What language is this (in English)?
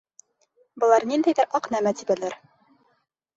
Bashkir